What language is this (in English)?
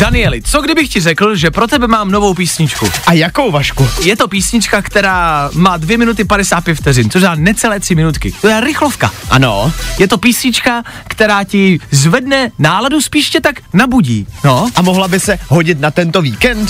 Czech